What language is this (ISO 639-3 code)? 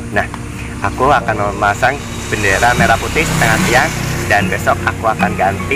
ind